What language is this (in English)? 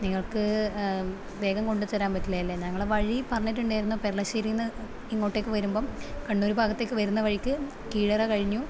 Malayalam